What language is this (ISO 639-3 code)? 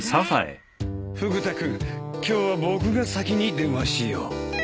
jpn